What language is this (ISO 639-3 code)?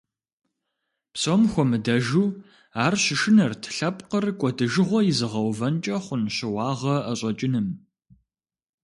kbd